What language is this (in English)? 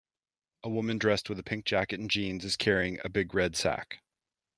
English